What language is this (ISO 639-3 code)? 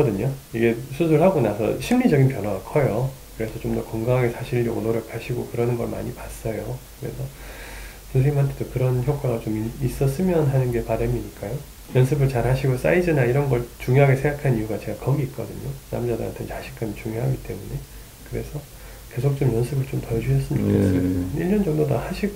kor